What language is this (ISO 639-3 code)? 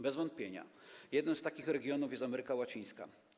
pol